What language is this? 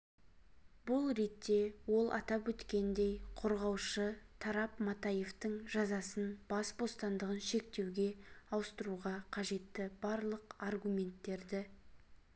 Kazakh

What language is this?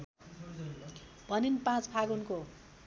Nepali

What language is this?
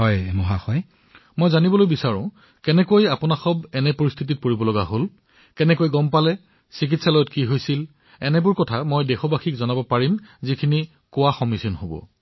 Assamese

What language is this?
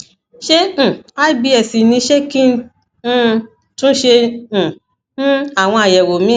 Yoruba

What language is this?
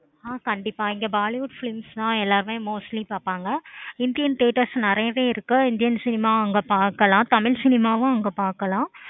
Tamil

